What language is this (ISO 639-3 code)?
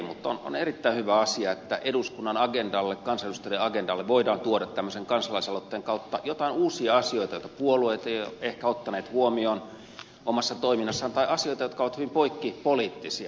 fin